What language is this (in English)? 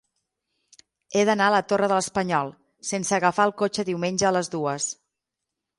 Catalan